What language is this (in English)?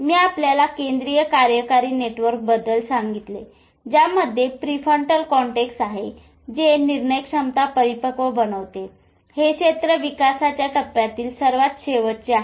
Marathi